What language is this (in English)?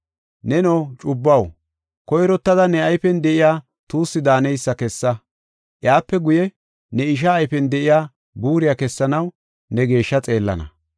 Gofa